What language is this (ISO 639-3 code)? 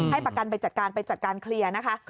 tha